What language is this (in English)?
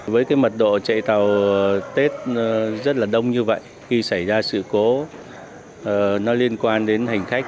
Vietnamese